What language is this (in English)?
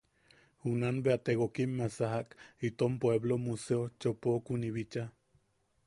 Yaqui